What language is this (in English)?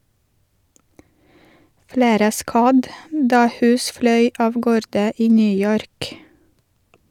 Norwegian